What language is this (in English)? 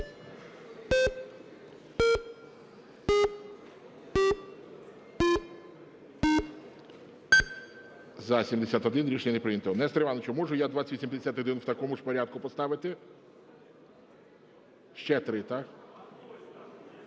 Ukrainian